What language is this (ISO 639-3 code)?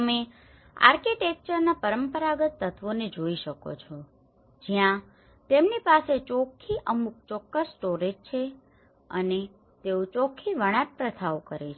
guj